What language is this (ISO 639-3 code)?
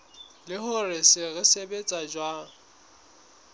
sot